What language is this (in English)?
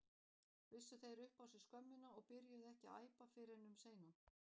Icelandic